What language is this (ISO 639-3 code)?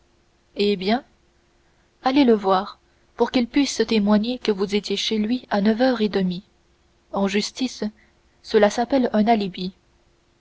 fra